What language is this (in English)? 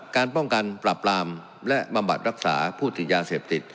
Thai